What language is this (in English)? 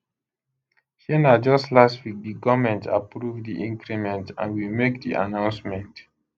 Nigerian Pidgin